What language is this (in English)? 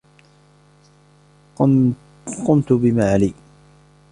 Arabic